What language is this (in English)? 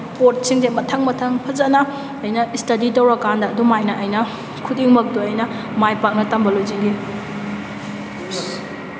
Manipuri